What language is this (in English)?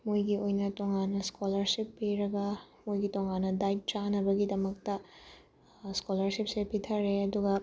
Manipuri